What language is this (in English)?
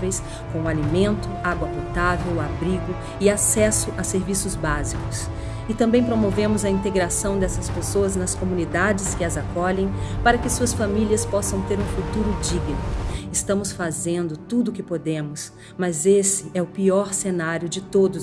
Portuguese